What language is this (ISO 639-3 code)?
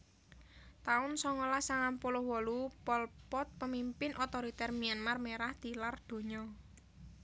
jav